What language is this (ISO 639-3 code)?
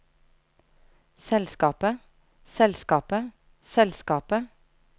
nor